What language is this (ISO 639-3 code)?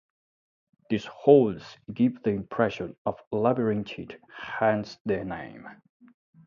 eng